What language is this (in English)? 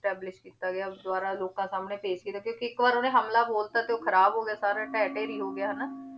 Punjabi